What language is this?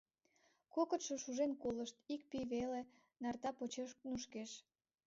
Mari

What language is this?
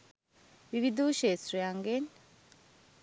Sinhala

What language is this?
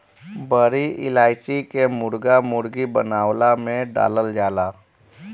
Bhojpuri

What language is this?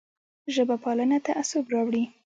Pashto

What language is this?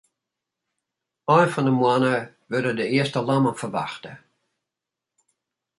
Western Frisian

